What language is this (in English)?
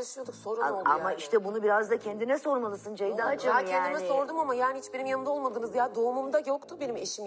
Turkish